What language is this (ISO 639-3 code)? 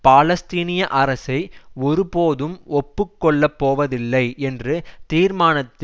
tam